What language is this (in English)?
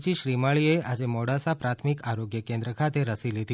Gujarati